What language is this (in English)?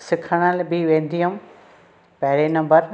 Sindhi